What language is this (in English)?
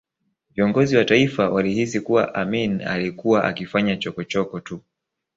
Swahili